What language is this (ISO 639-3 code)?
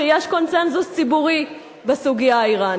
heb